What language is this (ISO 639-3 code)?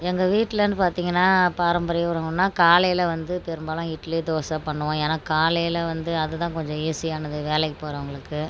tam